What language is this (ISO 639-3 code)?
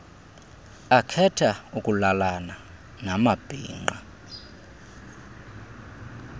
xho